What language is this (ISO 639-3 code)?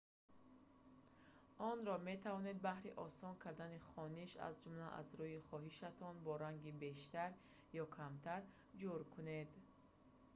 tgk